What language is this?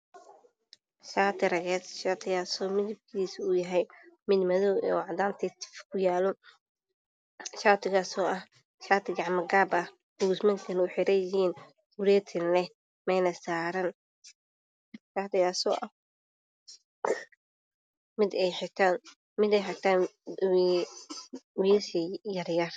Somali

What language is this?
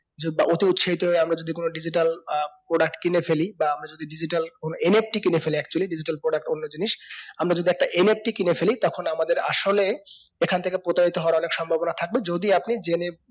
Bangla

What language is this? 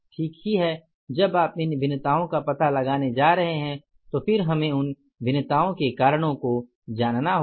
Hindi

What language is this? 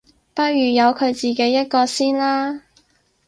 Cantonese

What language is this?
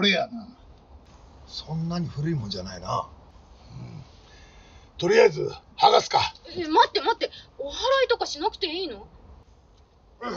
Japanese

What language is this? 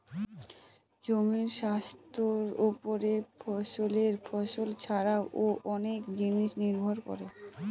Bangla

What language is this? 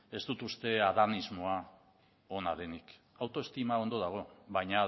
Basque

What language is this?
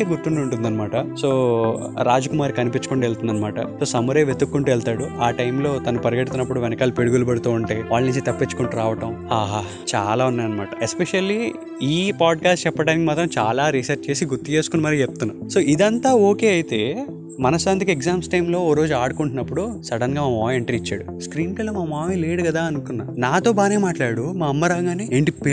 Telugu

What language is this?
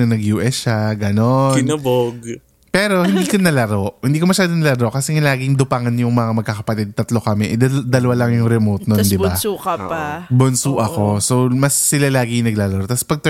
Filipino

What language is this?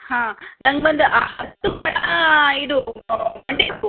Kannada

